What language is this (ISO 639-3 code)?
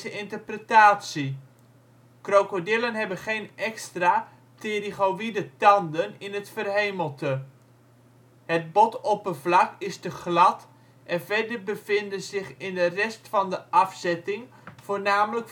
nld